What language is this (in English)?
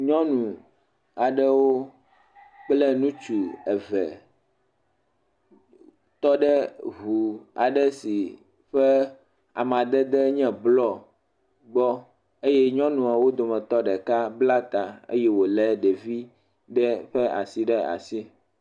Ewe